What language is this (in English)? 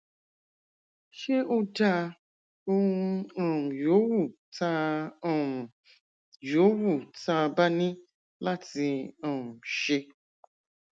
Yoruba